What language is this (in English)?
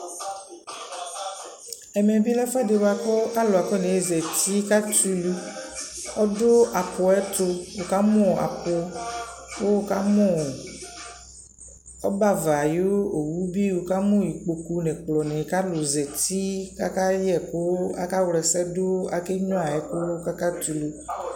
Ikposo